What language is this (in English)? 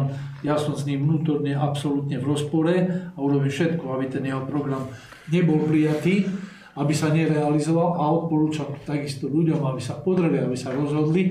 Slovak